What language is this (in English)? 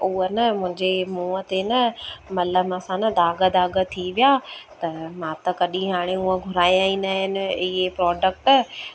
Sindhi